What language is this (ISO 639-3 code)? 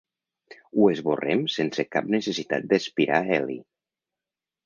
cat